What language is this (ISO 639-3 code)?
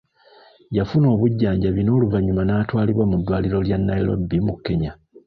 lug